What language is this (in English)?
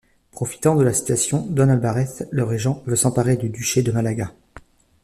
French